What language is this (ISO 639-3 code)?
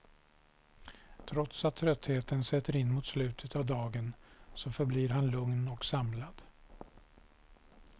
swe